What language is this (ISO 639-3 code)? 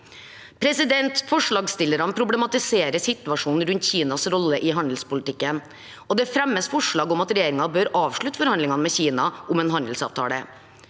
nor